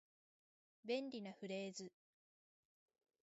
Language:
Japanese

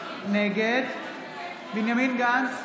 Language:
Hebrew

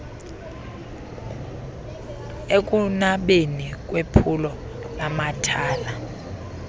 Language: Xhosa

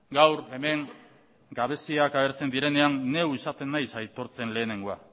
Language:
Basque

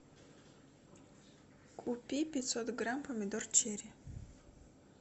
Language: Russian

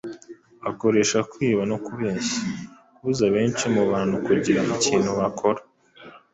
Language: Kinyarwanda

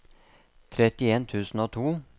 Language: Norwegian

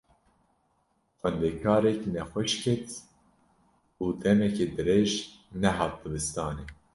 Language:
Kurdish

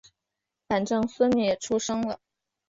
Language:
Chinese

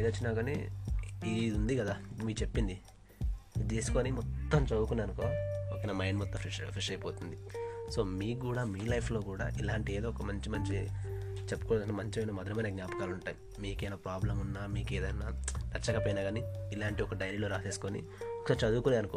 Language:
Telugu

